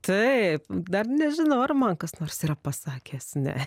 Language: Lithuanian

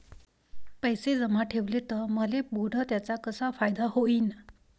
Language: Marathi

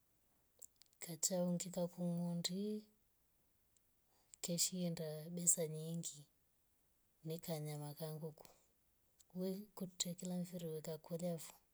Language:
Rombo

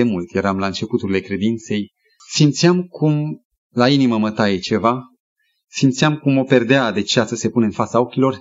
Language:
Romanian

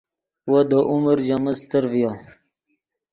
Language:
Yidgha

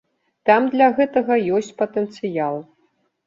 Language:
Belarusian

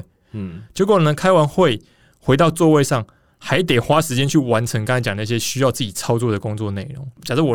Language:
Chinese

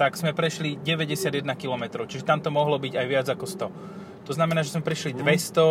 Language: Slovak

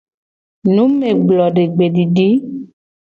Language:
Gen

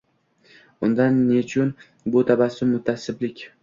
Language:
Uzbek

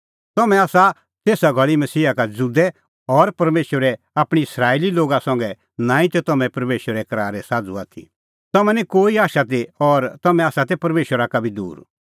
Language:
Kullu Pahari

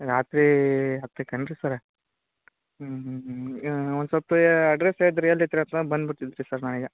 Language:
Kannada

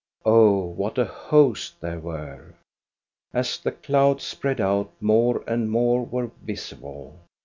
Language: English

